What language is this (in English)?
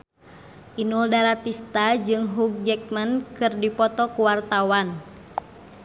Sundanese